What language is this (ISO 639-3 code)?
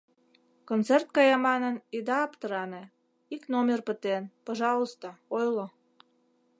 chm